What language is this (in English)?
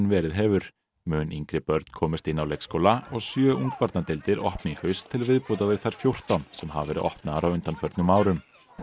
Icelandic